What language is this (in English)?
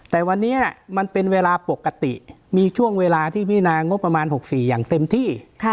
Thai